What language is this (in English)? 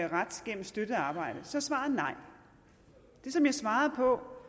Danish